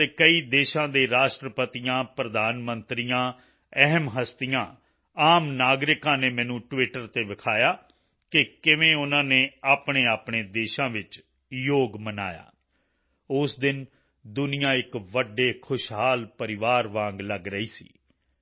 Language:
Punjabi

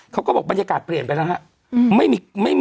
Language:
Thai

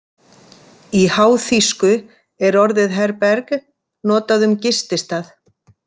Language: Icelandic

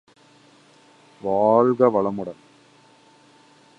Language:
Tamil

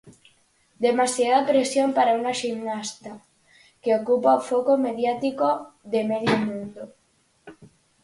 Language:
Galician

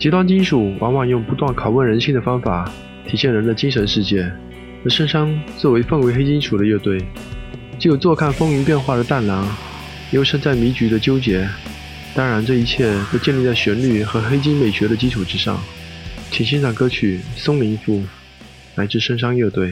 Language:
Chinese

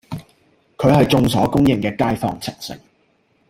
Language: Cantonese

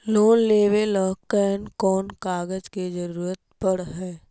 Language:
Magahi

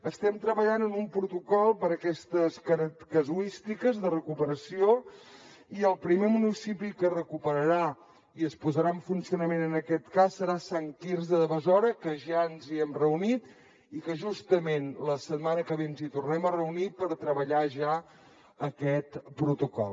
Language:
Catalan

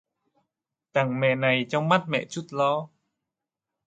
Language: Vietnamese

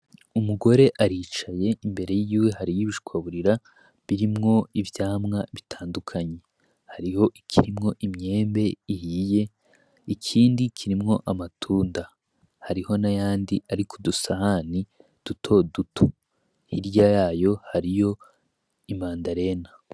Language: Rundi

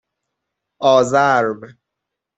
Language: Persian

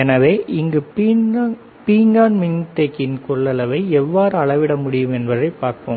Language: Tamil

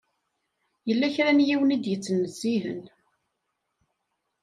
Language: Kabyle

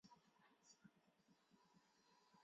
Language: Chinese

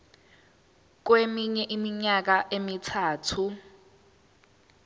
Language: Zulu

